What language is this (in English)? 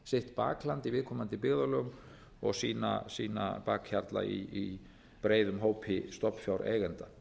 Icelandic